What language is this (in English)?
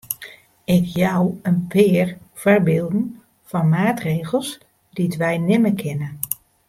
Western Frisian